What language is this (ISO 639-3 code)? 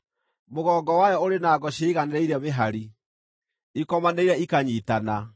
kik